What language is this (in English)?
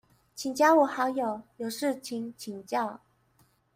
Chinese